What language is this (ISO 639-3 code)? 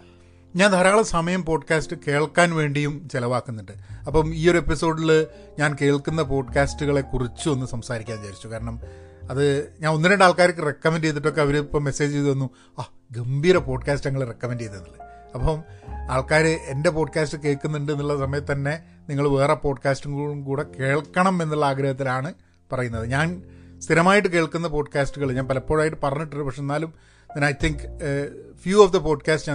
mal